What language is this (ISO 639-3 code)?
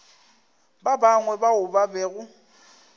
nso